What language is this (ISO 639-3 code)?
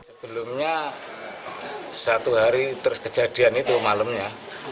ind